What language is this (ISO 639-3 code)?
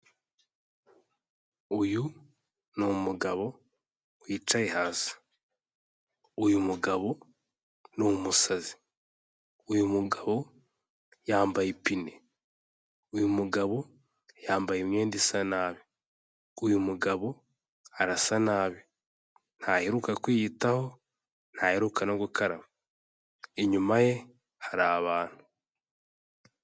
kin